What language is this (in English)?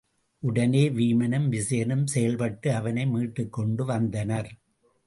Tamil